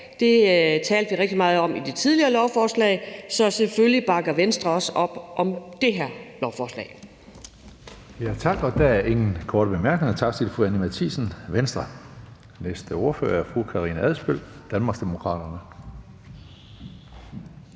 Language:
Danish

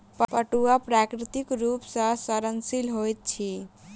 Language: Maithili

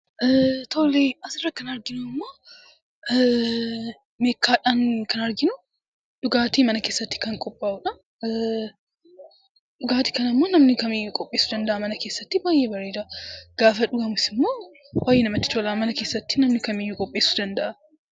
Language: Oromo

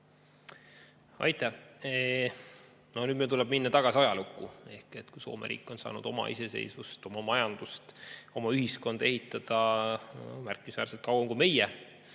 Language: Estonian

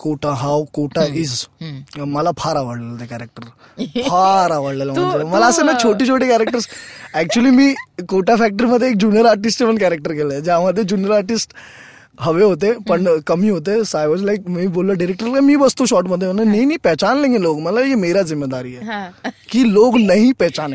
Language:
Marathi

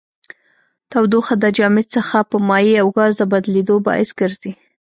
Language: Pashto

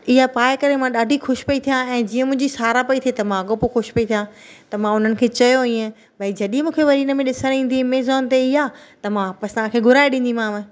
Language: Sindhi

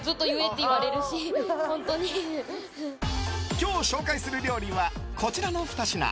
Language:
Japanese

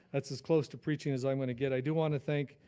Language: English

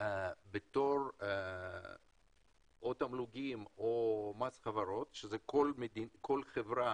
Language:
Hebrew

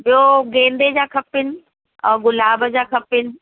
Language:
Sindhi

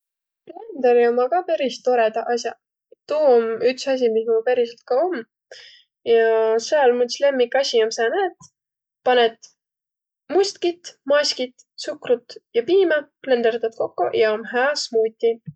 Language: Võro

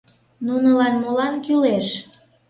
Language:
Mari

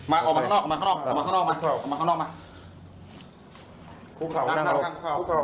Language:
Thai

